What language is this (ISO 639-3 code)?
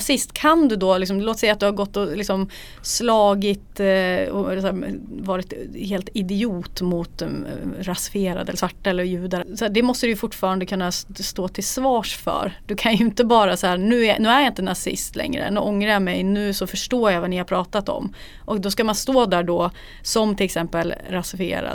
swe